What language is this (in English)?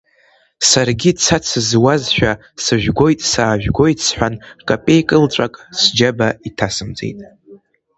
Abkhazian